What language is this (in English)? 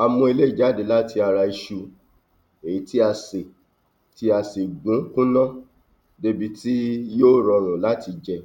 Yoruba